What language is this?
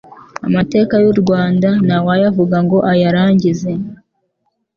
Kinyarwanda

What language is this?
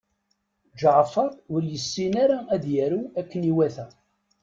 Kabyle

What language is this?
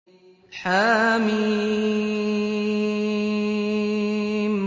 Arabic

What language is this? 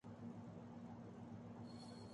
Urdu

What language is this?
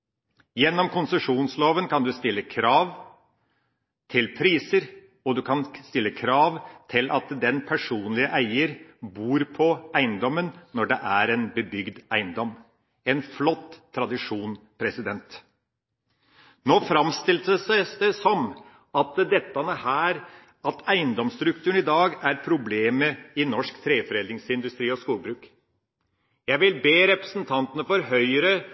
Norwegian Bokmål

